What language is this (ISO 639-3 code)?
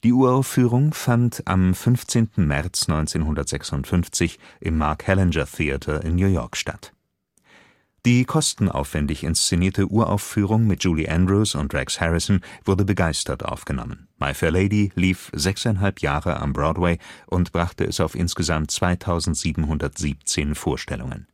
deu